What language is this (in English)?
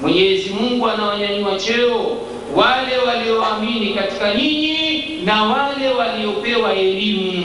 Swahili